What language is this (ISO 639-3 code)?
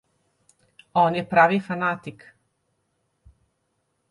slv